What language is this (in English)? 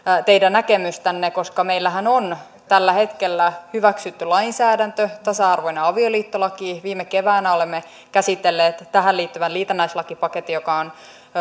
Finnish